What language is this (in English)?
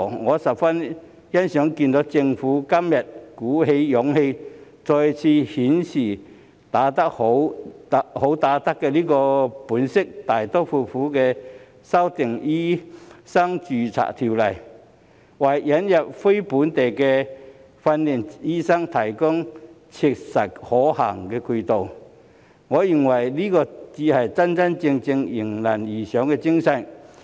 Cantonese